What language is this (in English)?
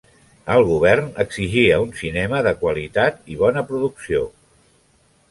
Catalan